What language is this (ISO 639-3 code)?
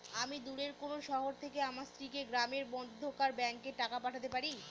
ben